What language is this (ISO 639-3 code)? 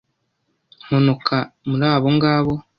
kin